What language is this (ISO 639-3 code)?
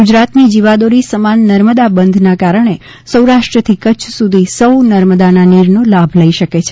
guj